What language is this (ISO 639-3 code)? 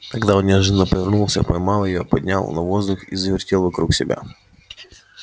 rus